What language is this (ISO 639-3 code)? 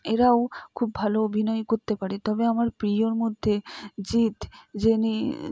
ben